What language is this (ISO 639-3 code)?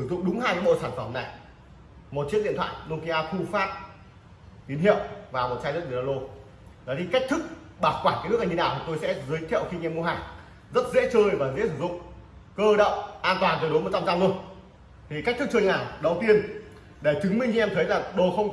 vie